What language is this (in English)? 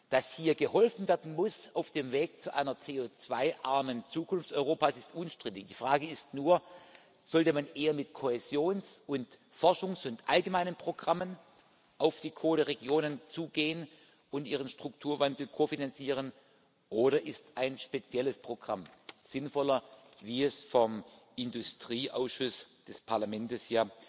German